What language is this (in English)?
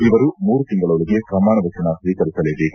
Kannada